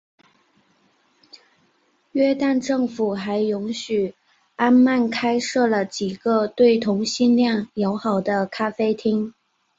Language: Chinese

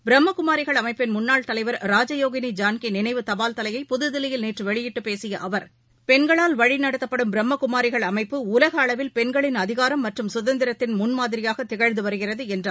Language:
Tamil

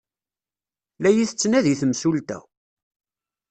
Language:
Kabyle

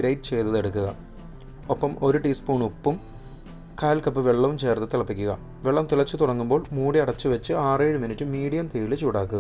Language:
Malayalam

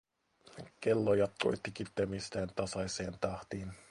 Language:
Finnish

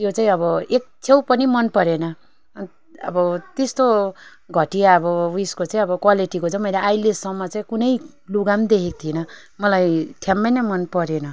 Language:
Nepali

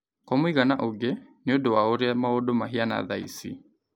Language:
Kikuyu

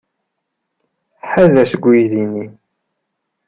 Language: Kabyle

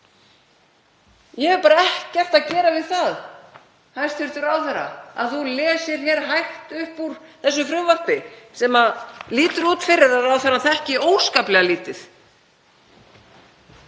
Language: Icelandic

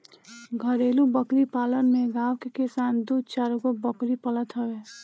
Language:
Bhojpuri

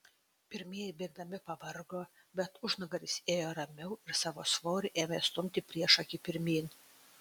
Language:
Lithuanian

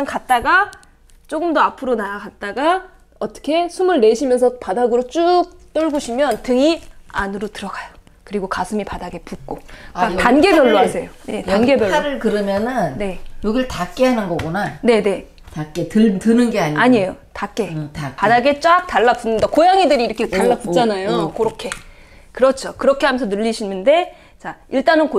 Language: Korean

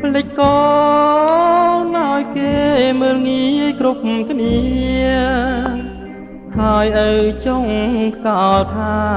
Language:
Thai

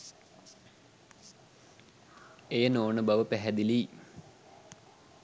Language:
Sinhala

